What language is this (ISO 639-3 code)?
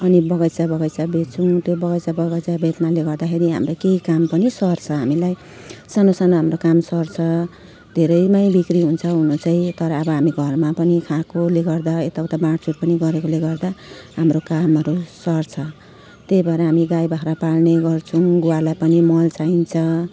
nep